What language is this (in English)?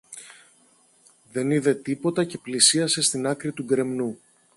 Greek